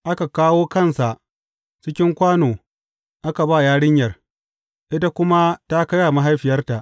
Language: Hausa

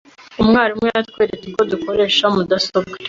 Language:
Kinyarwanda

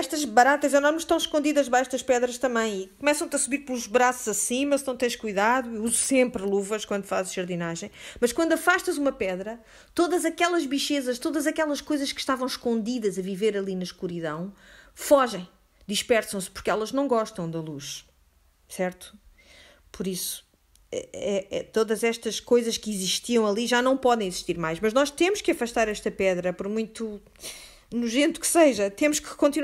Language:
Portuguese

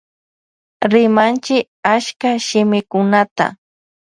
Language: Loja Highland Quichua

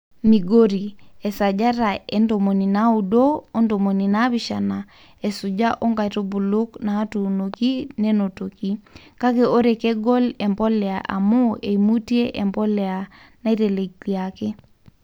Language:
Masai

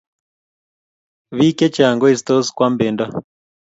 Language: Kalenjin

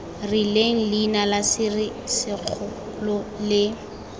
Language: Tswana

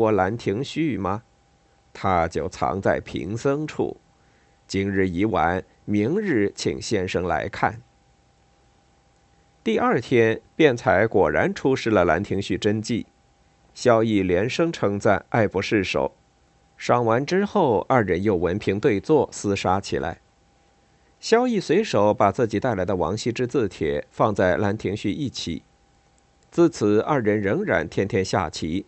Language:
Chinese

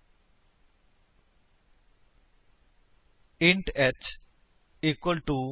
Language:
Punjabi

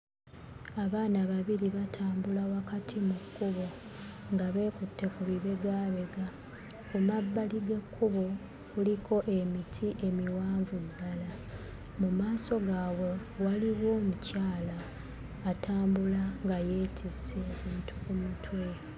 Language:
Ganda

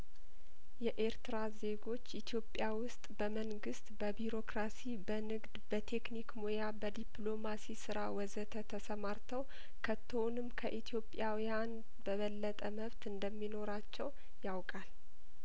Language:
Amharic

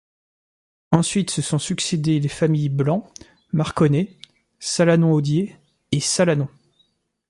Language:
French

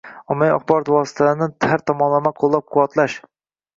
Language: Uzbek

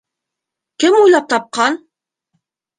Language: Bashkir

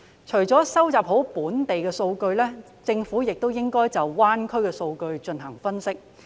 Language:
Cantonese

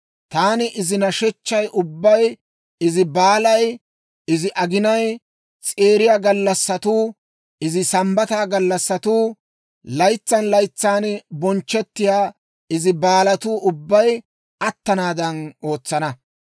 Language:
Dawro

